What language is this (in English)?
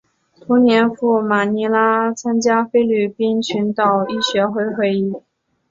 Chinese